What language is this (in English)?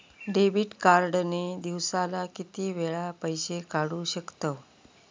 Marathi